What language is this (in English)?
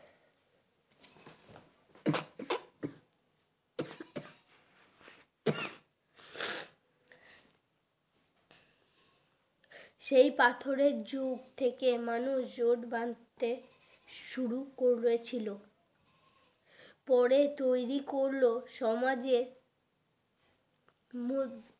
Bangla